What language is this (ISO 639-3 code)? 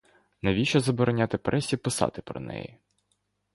ukr